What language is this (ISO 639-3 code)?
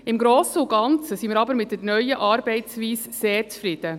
gsw